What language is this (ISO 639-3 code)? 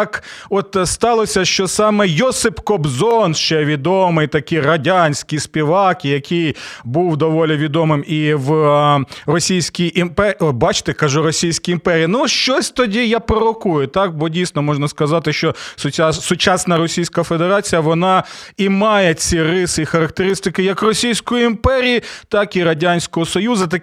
ukr